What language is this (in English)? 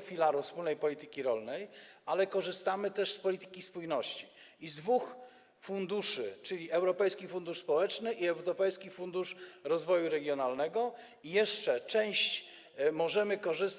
Polish